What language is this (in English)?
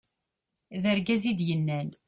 Kabyle